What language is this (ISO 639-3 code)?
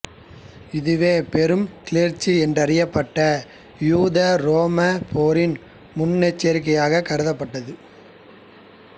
tam